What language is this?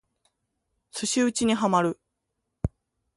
Japanese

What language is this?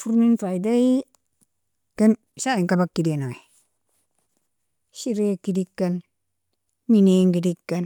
Nobiin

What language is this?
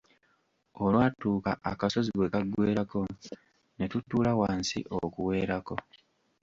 Ganda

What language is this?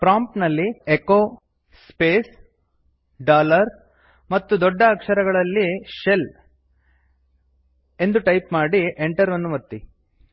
Kannada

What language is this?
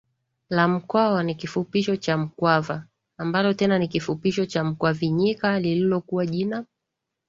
Swahili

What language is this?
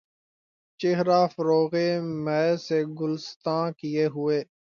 Urdu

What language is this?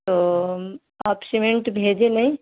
Urdu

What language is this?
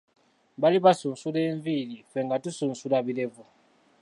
Ganda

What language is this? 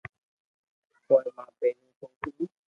Loarki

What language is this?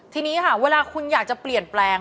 Thai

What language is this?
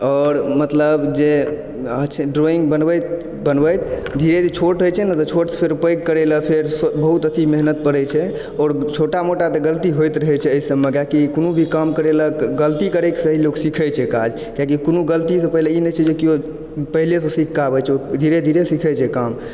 Maithili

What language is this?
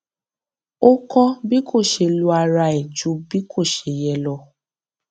Yoruba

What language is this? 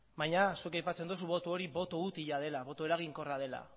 Basque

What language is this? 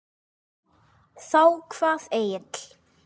Icelandic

